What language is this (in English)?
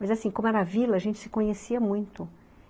Portuguese